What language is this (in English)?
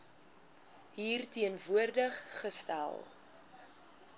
Afrikaans